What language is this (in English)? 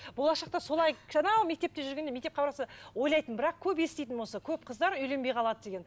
Kazakh